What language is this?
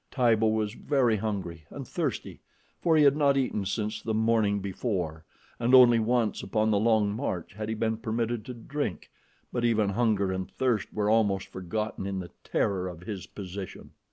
English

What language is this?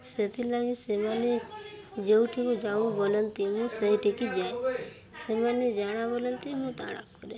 Odia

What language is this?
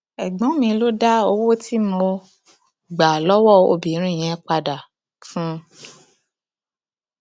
Yoruba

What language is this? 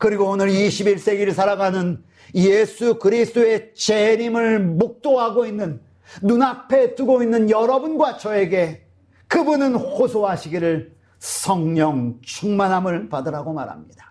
Korean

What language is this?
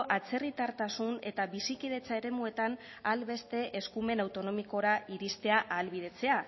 Basque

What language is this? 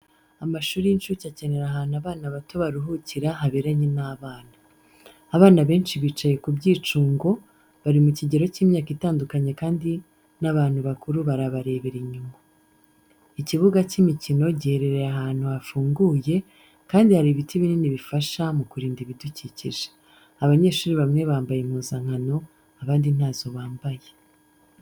Kinyarwanda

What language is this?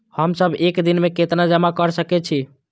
Maithili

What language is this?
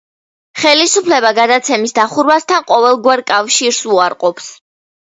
Georgian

